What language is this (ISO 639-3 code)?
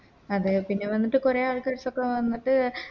mal